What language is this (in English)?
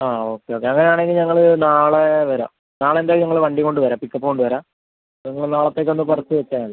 Malayalam